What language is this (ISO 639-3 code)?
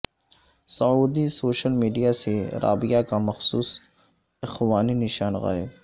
urd